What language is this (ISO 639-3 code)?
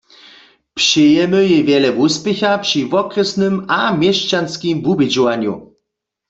hsb